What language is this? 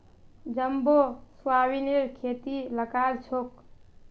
Magahi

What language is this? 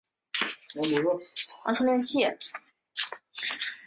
Chinese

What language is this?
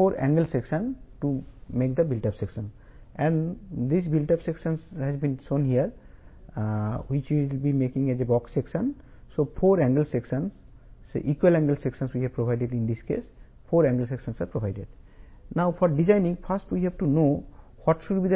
Telugu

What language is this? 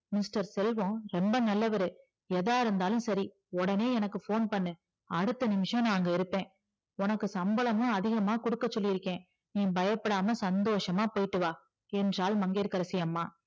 Tamil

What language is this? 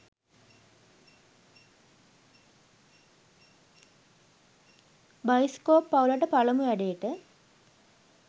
Sinhala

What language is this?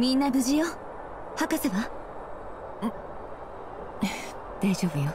Japanese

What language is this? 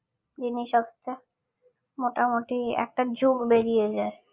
Bangla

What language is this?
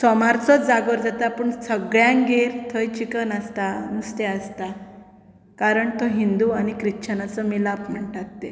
Konkani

